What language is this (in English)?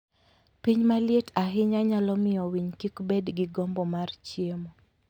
Luo (Kenya and Tanzania)